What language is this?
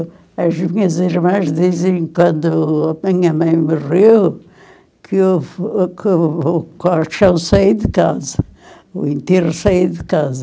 Portuguese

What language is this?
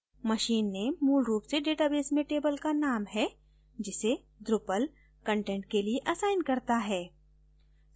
Hindi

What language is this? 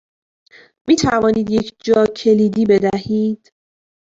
Persian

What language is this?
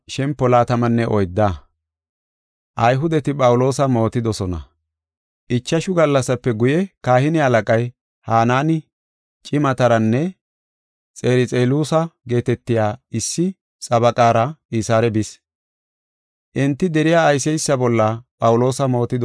Gofa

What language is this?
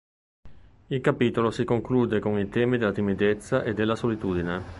Italian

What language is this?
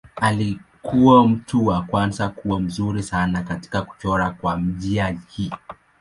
Swahili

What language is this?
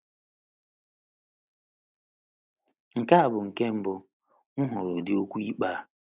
Igbo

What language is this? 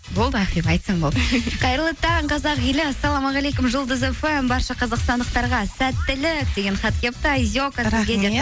Kazakh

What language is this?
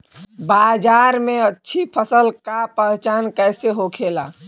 Bhojpuri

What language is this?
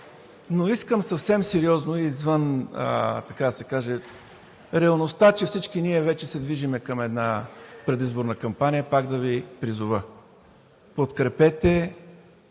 Bulgarian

